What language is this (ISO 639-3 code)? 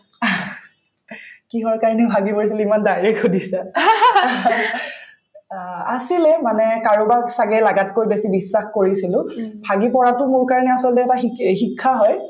asm